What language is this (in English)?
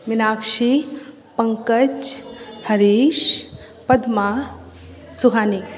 Hindi